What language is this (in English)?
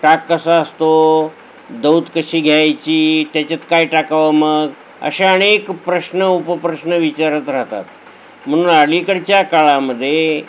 Marathi